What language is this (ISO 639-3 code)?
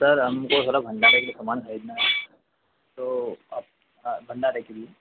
hin